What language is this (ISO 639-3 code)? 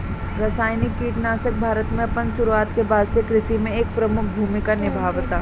bho